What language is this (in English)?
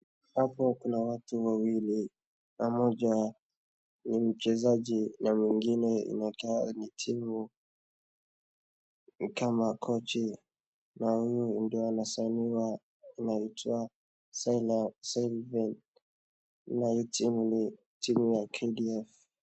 Swahili